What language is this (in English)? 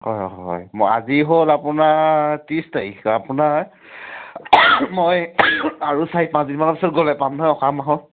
Assamese